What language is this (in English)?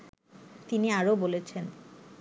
Bangla